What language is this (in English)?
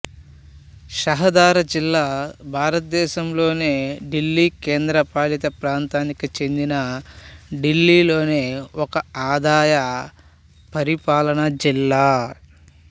Telugu